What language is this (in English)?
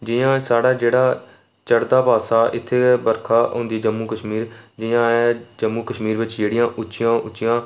Dogri